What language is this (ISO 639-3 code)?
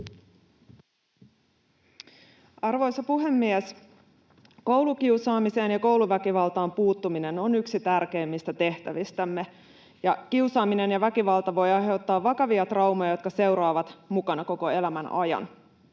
fin